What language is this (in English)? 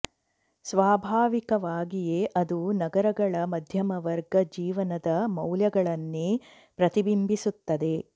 Kannada